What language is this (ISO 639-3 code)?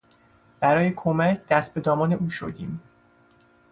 fas